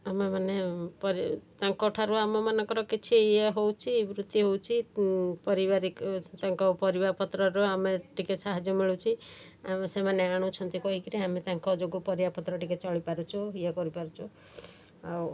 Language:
Odia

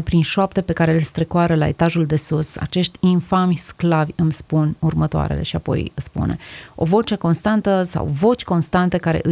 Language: Romanian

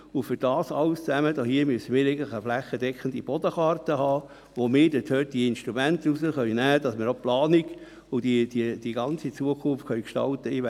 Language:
Swiss German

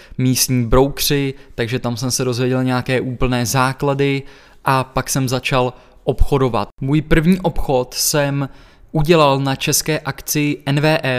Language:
Czech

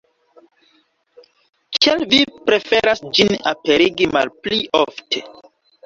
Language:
Esperanto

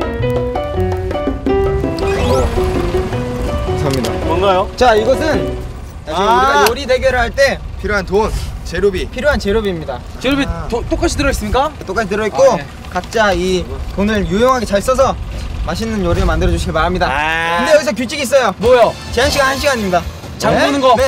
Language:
Korean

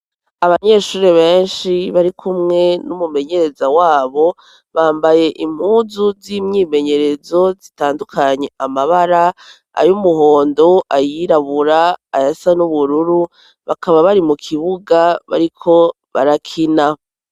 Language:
Rundi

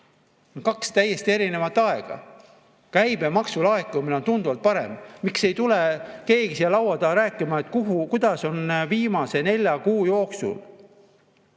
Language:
Estonian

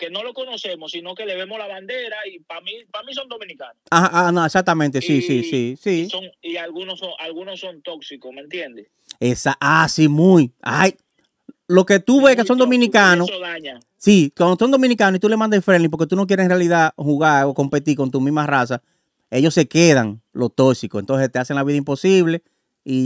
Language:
Spanish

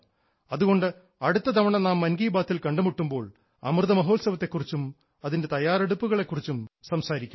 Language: Malayalam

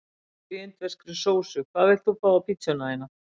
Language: Icelandic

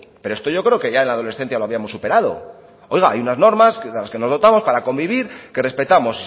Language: Spanish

